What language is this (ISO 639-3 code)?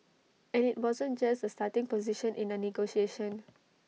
eng